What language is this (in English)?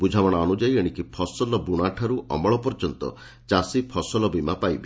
Odia